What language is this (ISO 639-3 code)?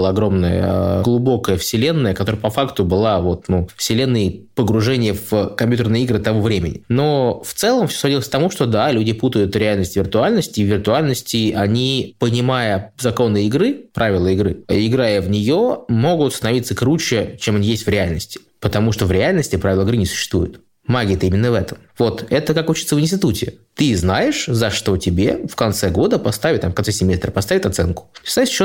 rus